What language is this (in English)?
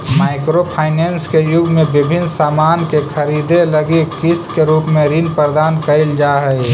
Magahi